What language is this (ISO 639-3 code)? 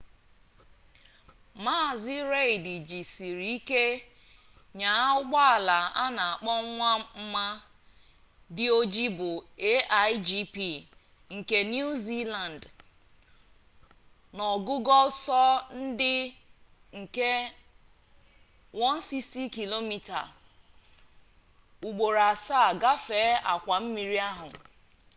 ibo